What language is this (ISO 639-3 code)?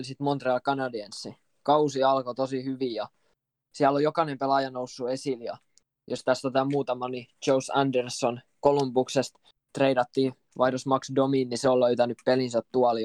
fin